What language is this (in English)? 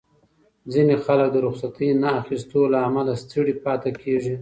Pashto